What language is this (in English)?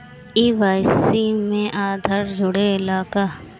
Bhojpuri